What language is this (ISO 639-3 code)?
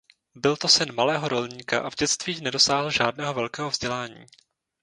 ces